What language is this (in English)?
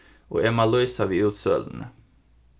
Faroese